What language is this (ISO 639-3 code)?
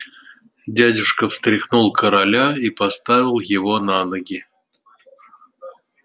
rus